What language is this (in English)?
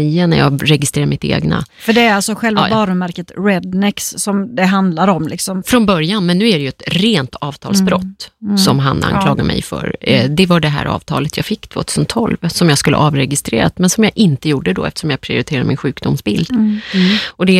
Swedish